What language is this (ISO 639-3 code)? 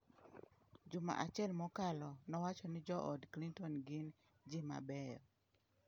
luo